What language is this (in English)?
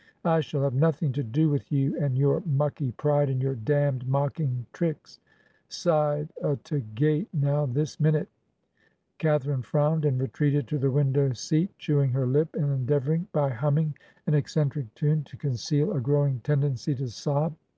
English